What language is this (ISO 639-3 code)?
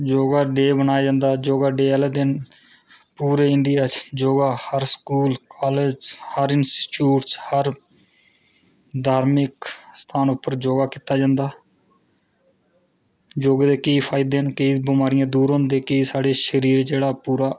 doi